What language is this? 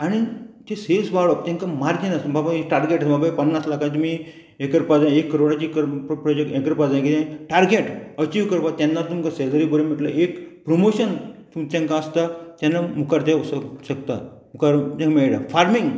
Konkani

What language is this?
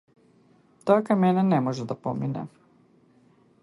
Macedonian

